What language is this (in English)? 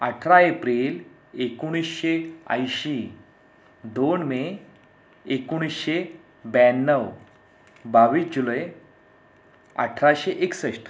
Marathi